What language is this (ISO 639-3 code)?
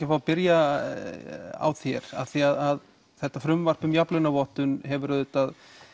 isl